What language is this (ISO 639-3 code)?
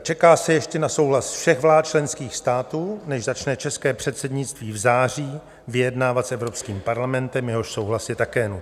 ces